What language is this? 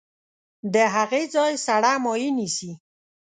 Pashto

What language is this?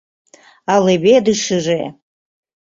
Mari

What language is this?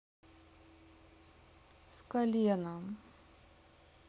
Russian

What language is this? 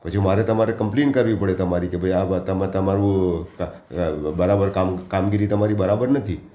Gujarati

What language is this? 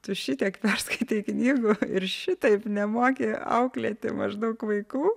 Lithuanian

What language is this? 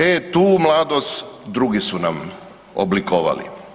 Croatian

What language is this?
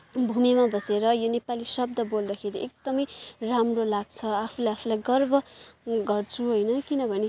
Nepali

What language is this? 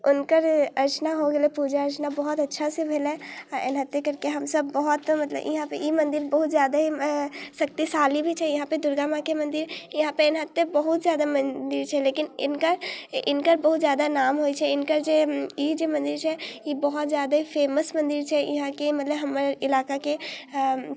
Maithili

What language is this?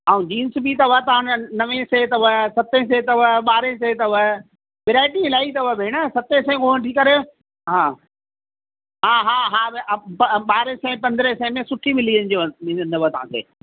Sindhi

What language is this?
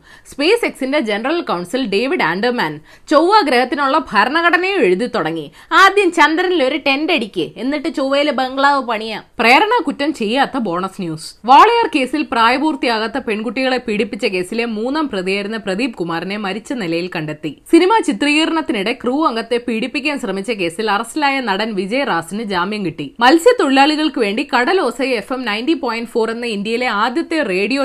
Malayalam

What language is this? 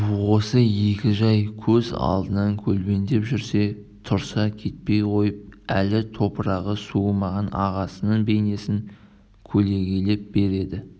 Kazakh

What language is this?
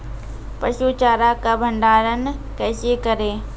Maithili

